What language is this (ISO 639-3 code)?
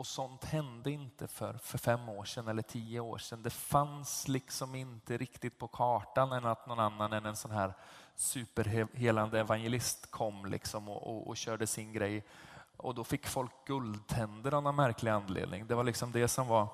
swe